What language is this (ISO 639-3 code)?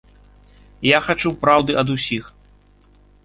bel